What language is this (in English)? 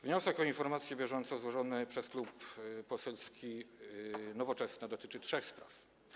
Polish